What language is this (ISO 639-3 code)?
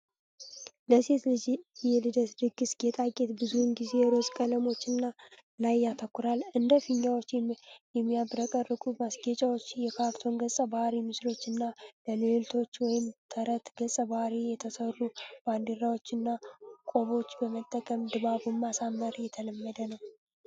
amh